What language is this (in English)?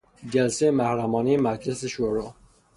Persian